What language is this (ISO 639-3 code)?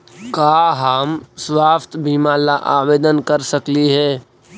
mag